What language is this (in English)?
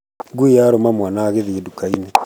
Kikuyu